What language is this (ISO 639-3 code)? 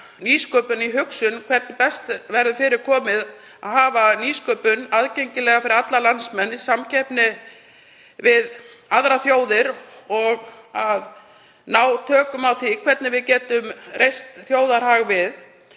isl